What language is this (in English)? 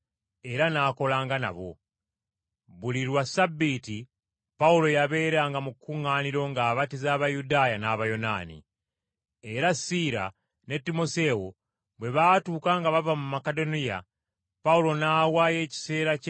Ganda